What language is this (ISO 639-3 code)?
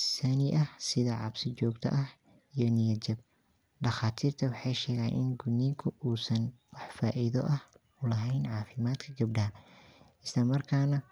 som